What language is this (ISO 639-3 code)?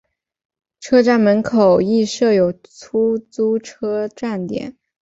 zho